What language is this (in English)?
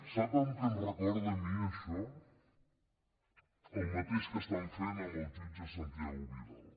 Catalan